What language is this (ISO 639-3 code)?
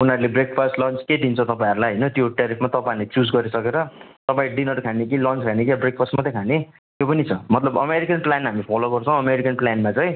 nep